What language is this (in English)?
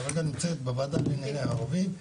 Hebrew